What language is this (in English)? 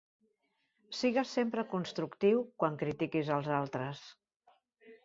Catalan